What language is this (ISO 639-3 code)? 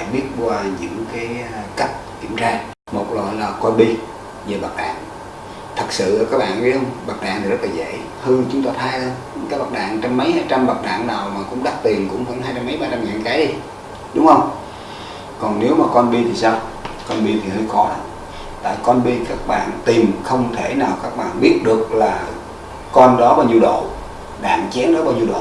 vie